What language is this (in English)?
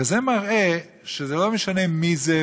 Hebrew